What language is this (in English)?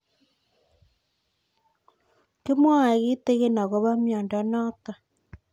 Kalenjin